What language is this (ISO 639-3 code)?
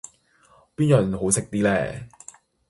yue